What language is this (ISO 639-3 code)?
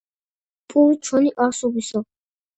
kat